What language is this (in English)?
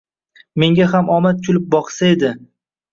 Uzbek